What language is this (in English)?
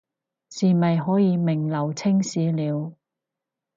Cantonese